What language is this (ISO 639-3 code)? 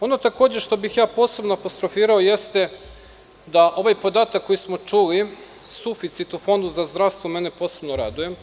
srp